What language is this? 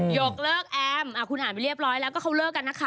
Thai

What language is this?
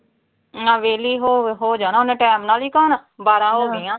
Punjabi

